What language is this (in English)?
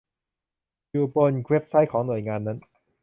Thai